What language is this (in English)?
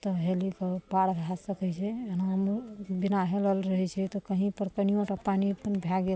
Maithili